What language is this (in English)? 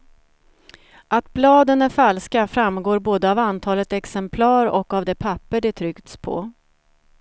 Swedish